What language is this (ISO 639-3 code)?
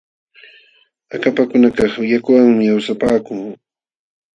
qxw